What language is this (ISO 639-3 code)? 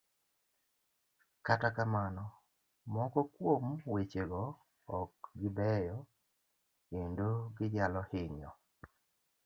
luo